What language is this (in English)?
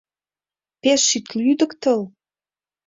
Mari